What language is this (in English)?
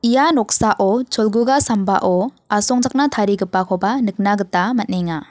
Garo